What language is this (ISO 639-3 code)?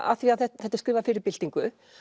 isl